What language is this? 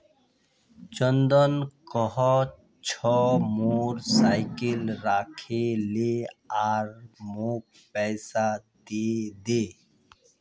Magahi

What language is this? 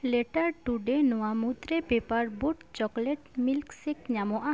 Santali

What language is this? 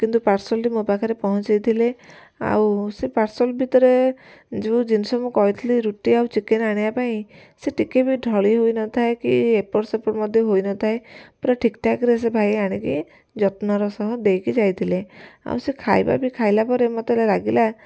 Odia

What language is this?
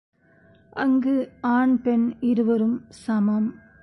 Tamil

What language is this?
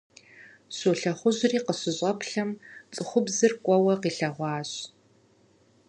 Kabardian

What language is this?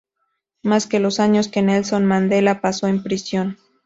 Spanish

